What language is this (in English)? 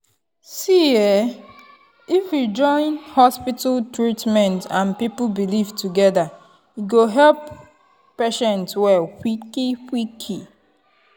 Nigerian Pidgin